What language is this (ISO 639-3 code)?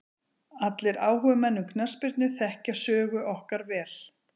isl